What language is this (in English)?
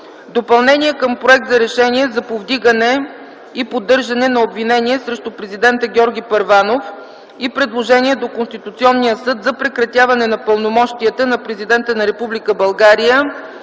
Bulgarian